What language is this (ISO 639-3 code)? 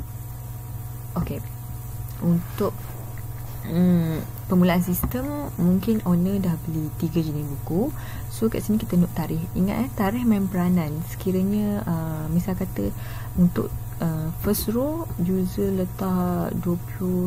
msa